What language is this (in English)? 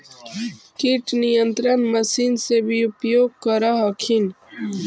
Magahi